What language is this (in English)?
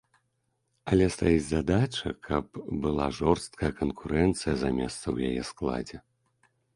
Belarusian